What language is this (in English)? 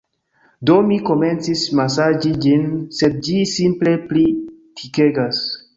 Esperanto